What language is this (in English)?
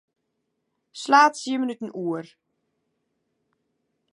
Western Frisian